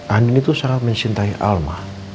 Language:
Indonesian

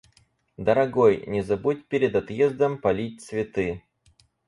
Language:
Russian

